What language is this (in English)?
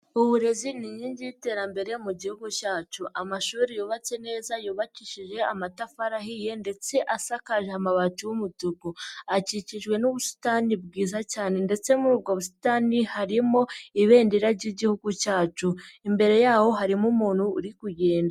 Kinyarwanda